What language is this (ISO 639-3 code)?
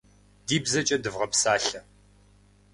kbd